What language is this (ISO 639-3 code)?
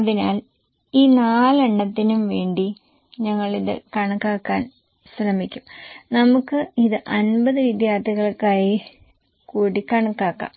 mal